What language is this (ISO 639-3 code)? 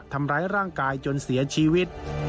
tha